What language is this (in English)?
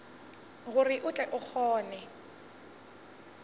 Northern Sotho